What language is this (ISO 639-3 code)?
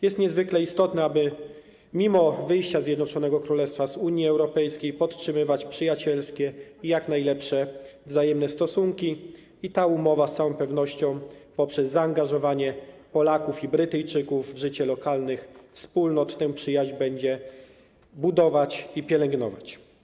pol